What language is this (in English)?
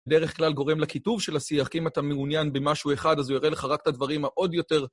Hebrew